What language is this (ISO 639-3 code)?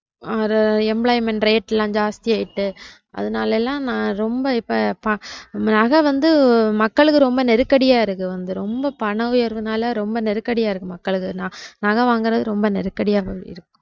tam